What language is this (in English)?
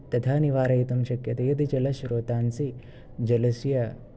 Sanskrit